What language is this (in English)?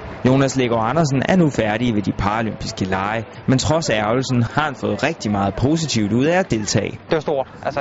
Danish